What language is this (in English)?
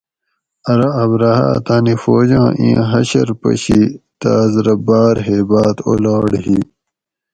Gawri